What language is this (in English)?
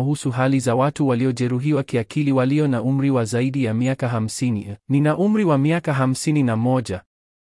Swahili